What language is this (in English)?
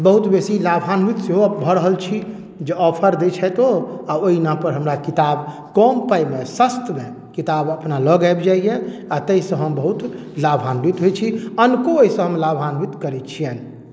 Maithili